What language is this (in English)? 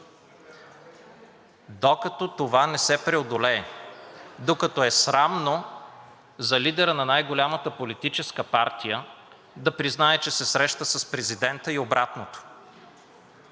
Bulgarian